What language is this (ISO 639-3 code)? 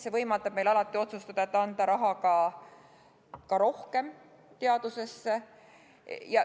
est